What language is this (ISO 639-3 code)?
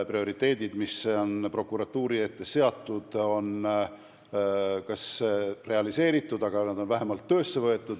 est